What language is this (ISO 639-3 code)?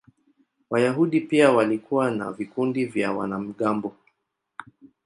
swa